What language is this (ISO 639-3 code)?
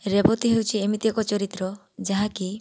ori